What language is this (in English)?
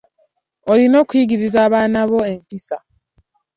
Ganda